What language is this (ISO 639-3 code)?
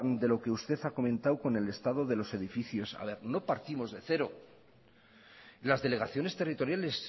spa